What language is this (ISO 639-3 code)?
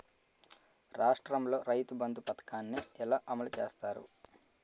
tel